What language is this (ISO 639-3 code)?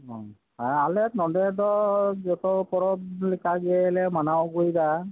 sat